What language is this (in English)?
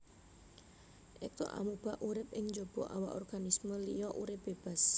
Javanese